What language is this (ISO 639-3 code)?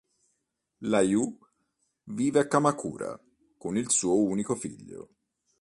ita